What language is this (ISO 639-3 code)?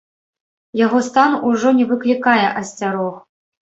bel